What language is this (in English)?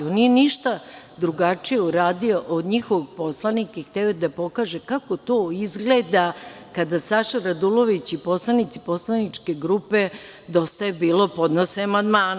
Serbian